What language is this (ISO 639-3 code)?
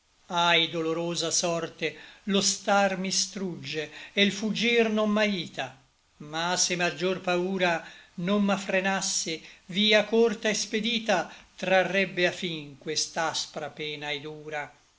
ita